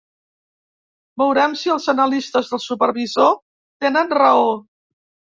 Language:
Catalan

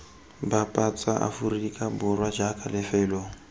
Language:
Tswana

